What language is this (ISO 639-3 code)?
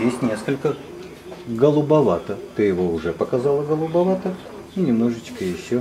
rus